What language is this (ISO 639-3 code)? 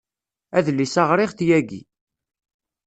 kab